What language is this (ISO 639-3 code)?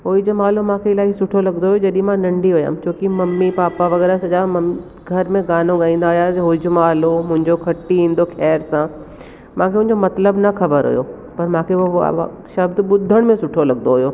snd